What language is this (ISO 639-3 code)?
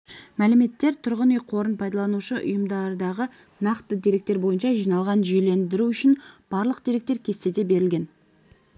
kaz